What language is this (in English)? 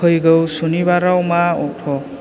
Bodo